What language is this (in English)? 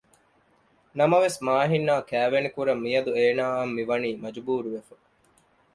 Divehi